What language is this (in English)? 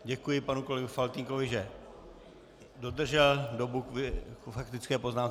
Czech